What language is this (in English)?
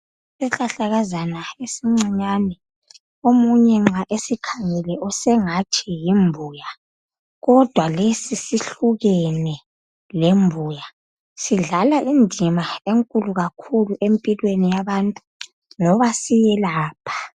North Ndebele